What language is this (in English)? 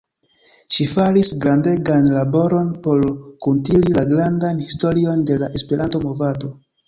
Esperanto